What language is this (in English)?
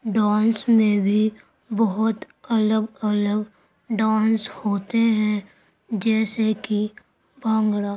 Urdu